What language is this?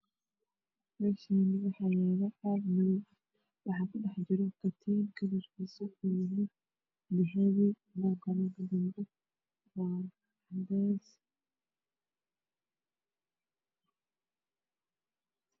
Somali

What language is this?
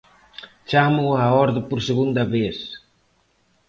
Galician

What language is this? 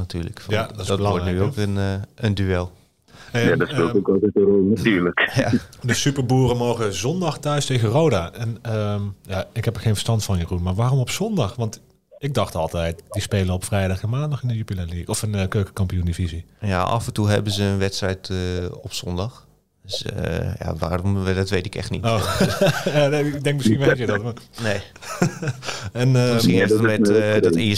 Dutch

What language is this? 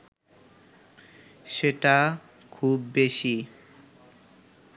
Bangla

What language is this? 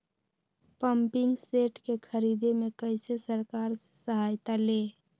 Magahi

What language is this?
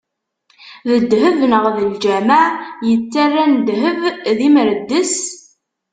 Kabyle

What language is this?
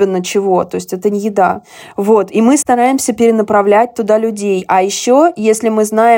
Russian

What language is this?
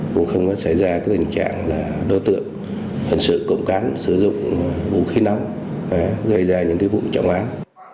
Vietnamese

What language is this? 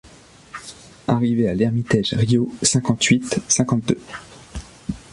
French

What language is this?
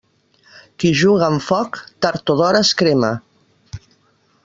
Catalan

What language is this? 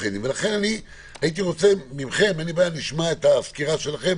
Hebrew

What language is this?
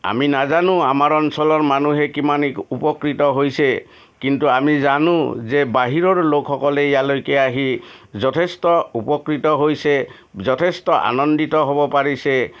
Assamese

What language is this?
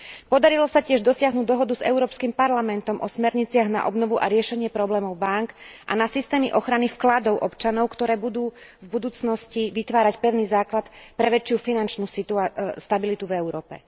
Slovak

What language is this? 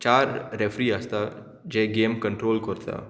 Konkani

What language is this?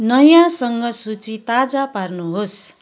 Nepali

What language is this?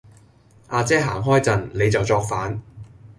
Cantonese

